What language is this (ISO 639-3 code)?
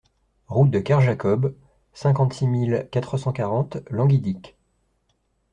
fra